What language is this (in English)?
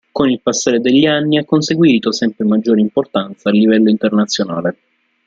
Italian